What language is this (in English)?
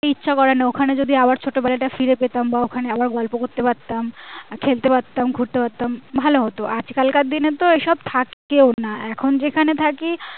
Bangla